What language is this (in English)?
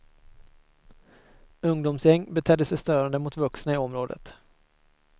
Swedish